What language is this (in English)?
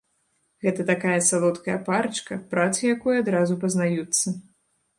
Belarusian